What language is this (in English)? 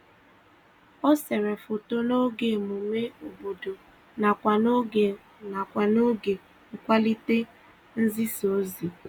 Igbo